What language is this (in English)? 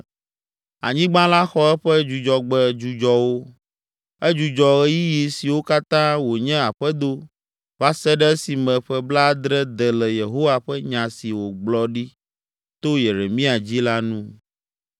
Ewe